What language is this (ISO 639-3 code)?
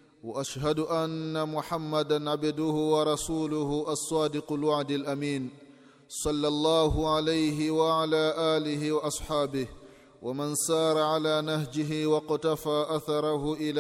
swa